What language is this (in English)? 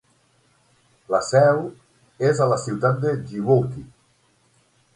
Catalan